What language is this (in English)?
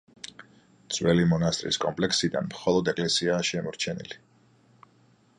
Georgian